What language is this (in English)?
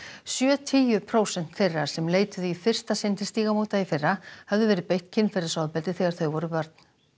Icelandic